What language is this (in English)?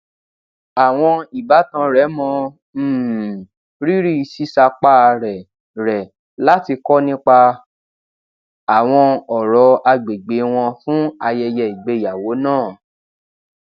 Yoruba